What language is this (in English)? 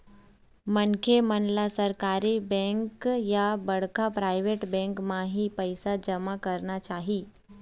Chhattisgarhi